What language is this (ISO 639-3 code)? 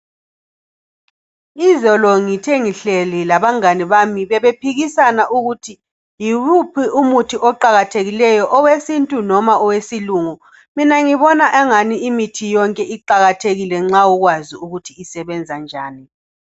nde